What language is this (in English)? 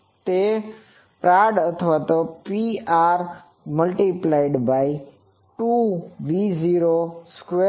Gujarati